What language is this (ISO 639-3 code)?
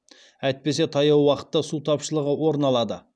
kaz